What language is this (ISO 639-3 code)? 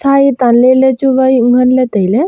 nnp